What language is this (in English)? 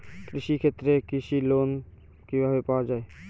Bangla